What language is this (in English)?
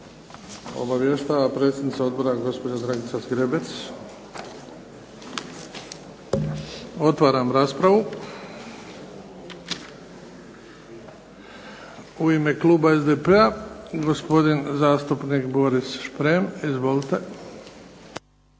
Croatian